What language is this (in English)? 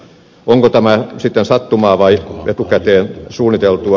Finnish